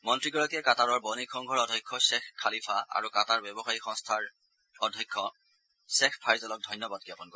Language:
Assamese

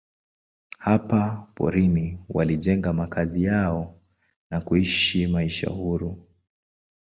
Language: Swahili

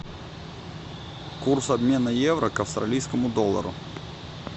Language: Russian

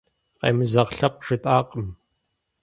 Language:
Kabardian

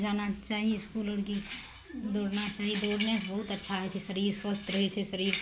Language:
Maithili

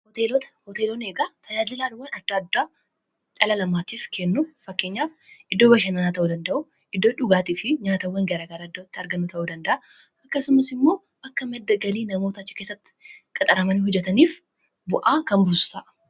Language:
Oromo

